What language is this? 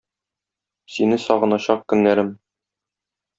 Tatar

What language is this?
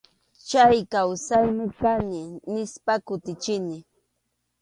Arequipa-La Unión Quechua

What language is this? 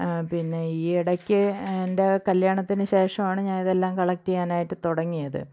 Malayalam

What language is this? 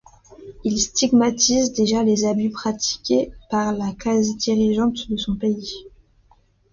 French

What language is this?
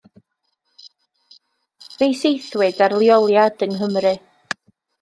Welsh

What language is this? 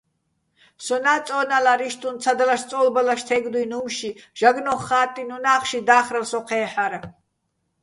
Bats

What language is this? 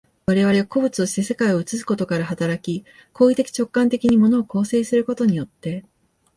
Japanese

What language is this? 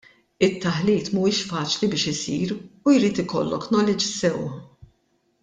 Maltese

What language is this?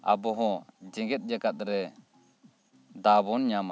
Santali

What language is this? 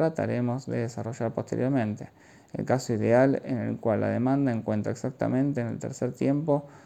Spanish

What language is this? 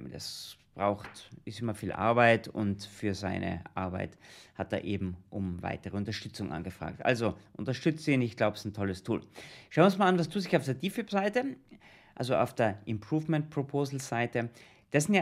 German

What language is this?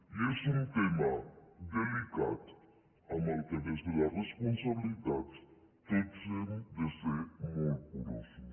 Catalan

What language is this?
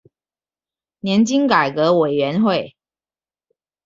Chinese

